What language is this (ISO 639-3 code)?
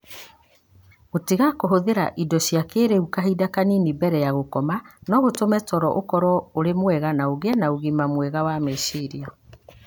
kik